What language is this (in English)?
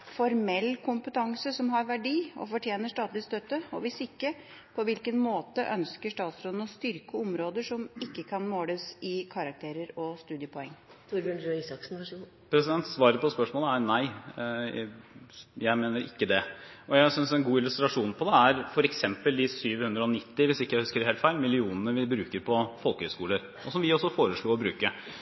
Norwegian